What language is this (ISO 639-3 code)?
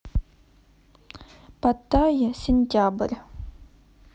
rus